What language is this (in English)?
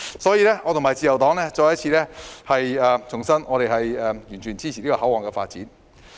Cantonese